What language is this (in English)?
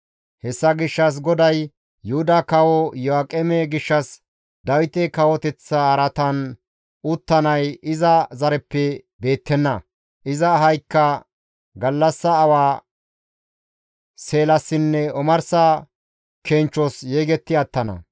Gamo